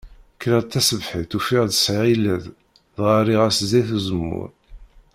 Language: Kabyle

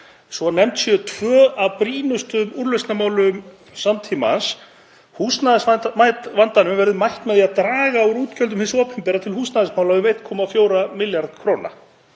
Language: Icelandic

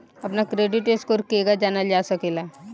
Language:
Bhojpuri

